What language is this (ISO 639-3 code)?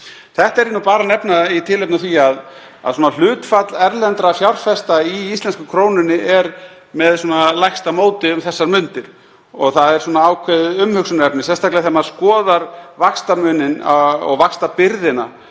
isl